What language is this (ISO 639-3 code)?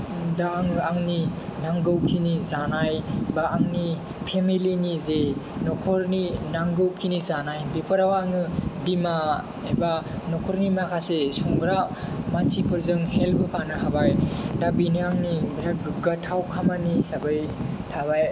brx